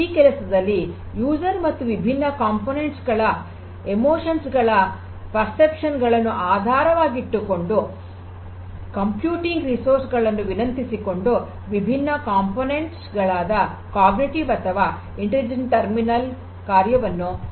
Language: Kannada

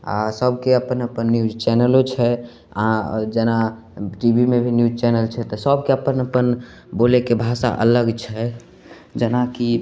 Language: Maithili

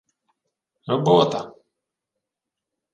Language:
Ukrainian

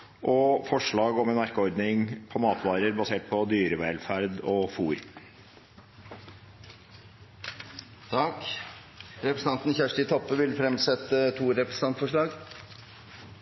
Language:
Norwegian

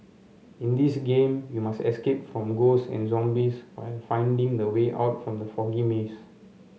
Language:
English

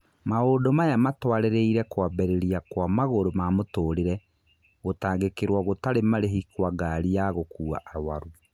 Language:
Kikuyu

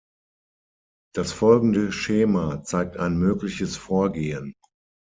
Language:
German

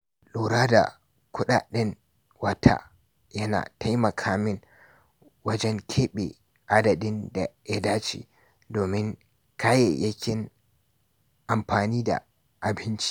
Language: Hausa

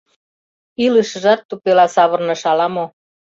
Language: Mari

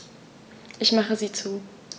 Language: German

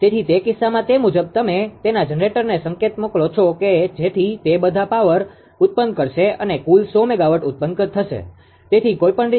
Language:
Gujarati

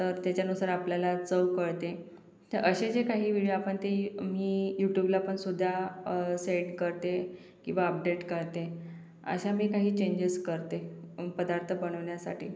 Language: Marathi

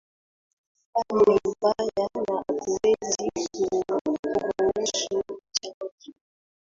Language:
Swahili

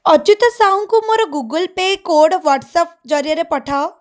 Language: Odia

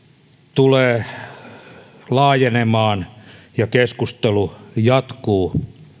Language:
Finnish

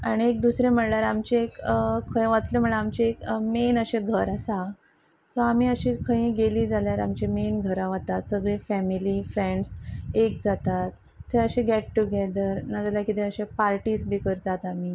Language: Konkani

